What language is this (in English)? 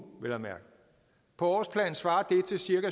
Danish